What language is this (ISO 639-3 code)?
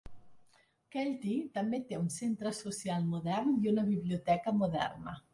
cat